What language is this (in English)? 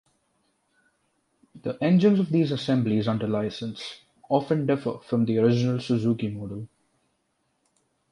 English